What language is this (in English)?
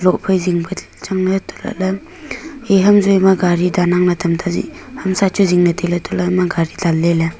Wancho Naga